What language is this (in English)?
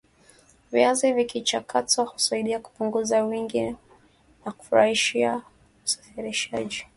Swahili